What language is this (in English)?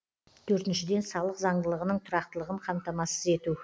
Kazakh